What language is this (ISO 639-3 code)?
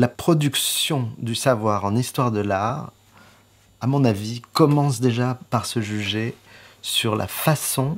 fra